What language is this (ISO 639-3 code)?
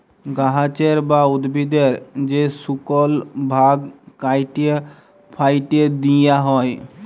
ben